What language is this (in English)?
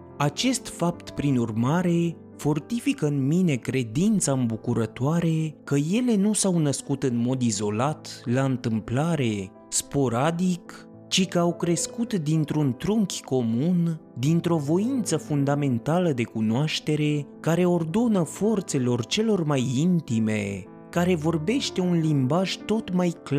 Romanian